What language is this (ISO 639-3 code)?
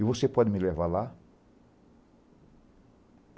por